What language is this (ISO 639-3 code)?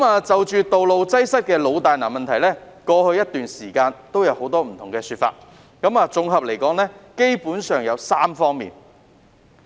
yue